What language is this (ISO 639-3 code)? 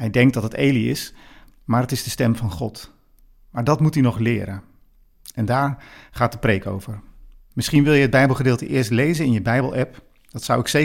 nld